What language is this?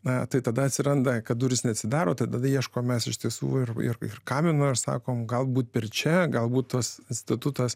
Lithuanian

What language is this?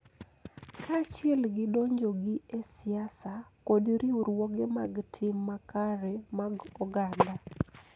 Luo (Kenya and Tanzania)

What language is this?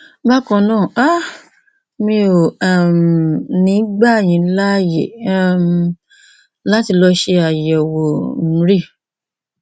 Yoruba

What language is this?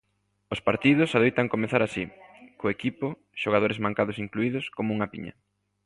Galician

